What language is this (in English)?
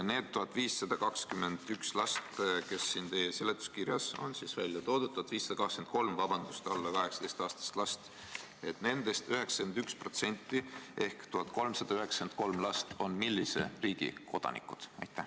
Estonian